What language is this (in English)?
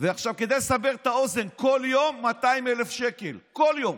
Hebrew